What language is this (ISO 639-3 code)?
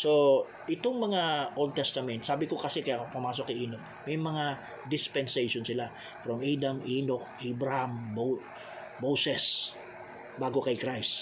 fil